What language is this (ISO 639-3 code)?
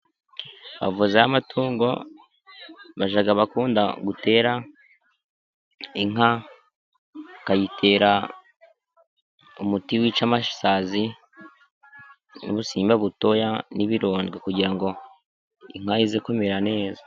kin